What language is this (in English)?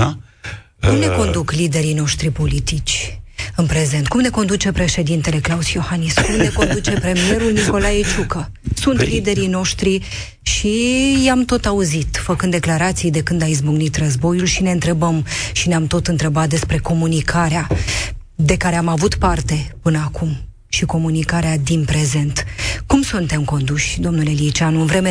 Romanian